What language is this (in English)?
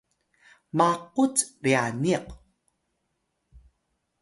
Atayal